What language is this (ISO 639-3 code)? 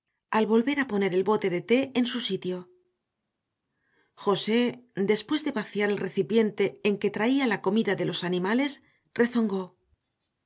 spa